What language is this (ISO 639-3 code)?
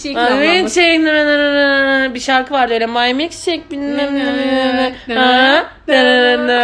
tur